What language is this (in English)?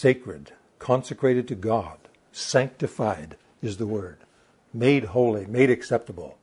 English